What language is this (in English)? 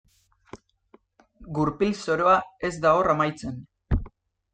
Basque